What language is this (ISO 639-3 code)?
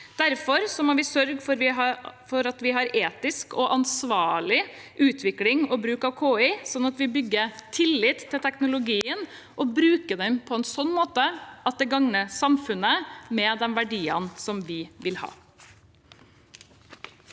nor